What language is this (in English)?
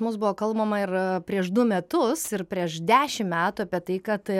Lithuanian